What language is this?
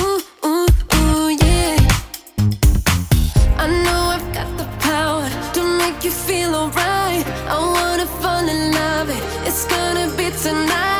Vietnamese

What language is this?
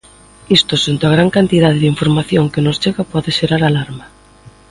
Galician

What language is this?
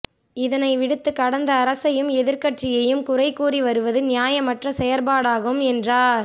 Tamil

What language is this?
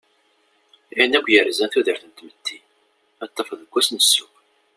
Kabyle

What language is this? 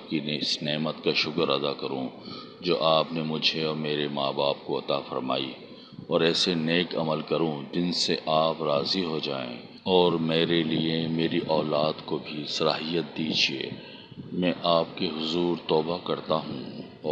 Urdu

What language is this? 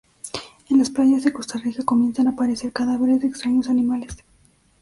Spanish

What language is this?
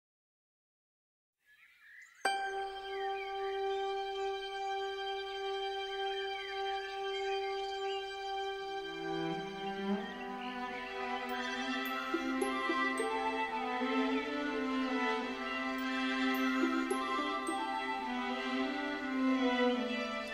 Japanese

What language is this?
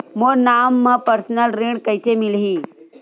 Chhattisgarhi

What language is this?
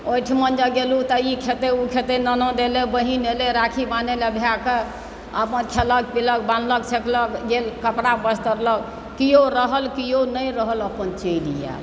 Maithili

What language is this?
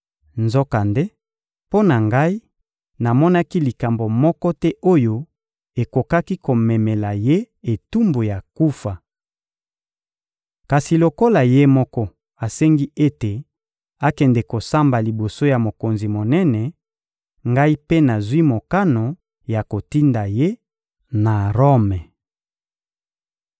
Lingala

